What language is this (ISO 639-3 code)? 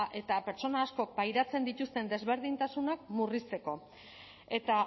eus